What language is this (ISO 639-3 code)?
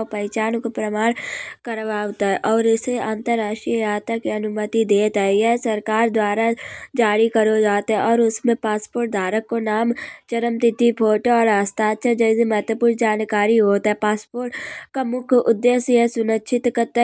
bjj